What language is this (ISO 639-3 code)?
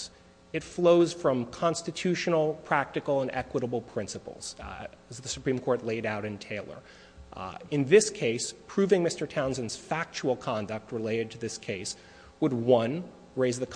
eng